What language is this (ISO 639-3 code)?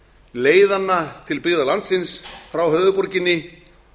isl